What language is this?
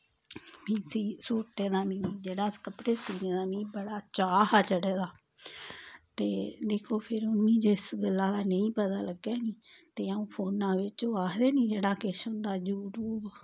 Dogri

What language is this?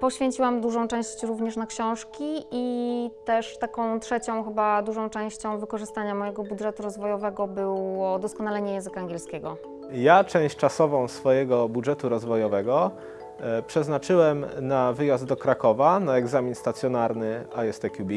Polish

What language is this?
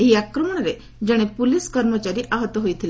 Odia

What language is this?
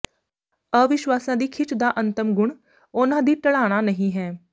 Punjabi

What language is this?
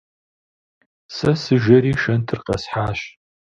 Kabardian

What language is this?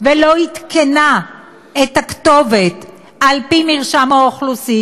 Hebrew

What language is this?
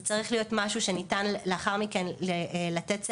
Hebrew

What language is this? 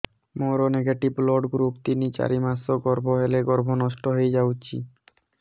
Odia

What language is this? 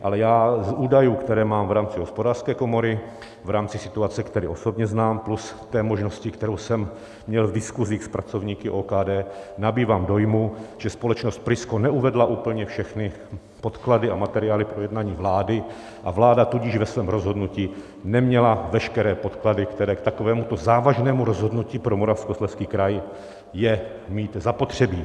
Czech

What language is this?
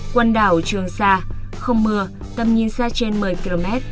Vietnamese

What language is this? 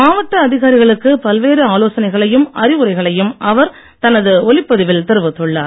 Tamil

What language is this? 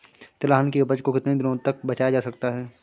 Hindi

